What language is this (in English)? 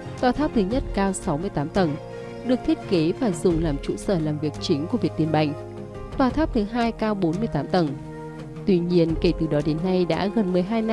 Vietnamese